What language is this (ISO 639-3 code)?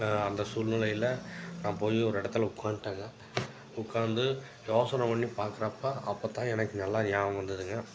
tam